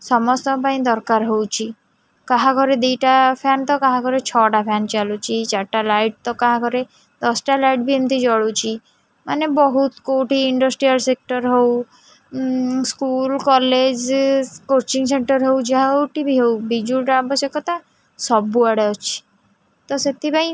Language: Odia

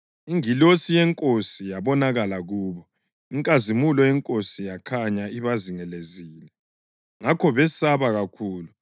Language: North Ndebele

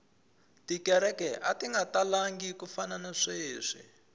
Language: Tsonga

